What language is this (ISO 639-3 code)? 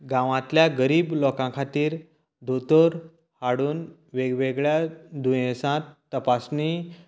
kok